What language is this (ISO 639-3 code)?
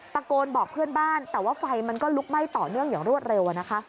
tha